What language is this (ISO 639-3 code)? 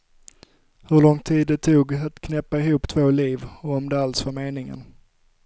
swe